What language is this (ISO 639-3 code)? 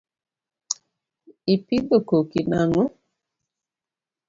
luo